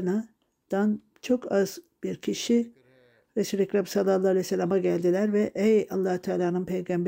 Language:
Turkish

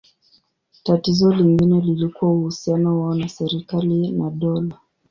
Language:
Swahili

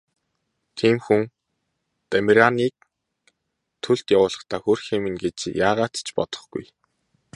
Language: Mongolian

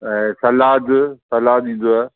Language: Sindhi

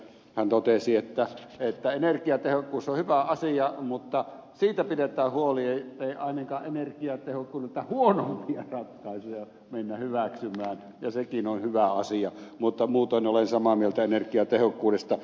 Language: Finnish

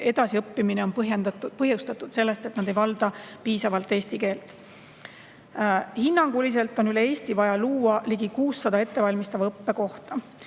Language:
Estonian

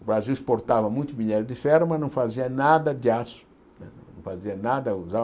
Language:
Portuguese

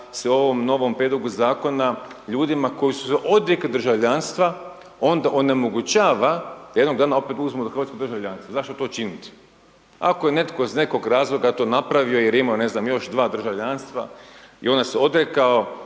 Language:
Croatian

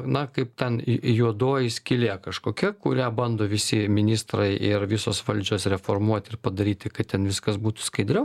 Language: Lithuanian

